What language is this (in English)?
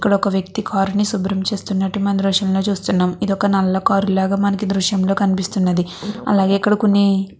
Telugu